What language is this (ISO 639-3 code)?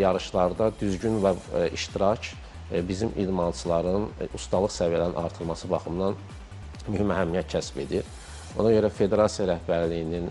tur